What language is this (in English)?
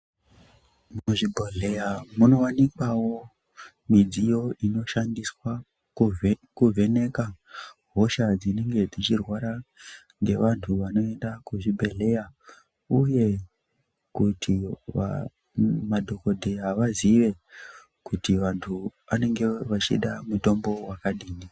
Ndau